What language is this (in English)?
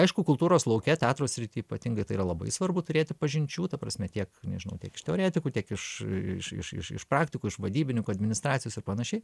Lithuanian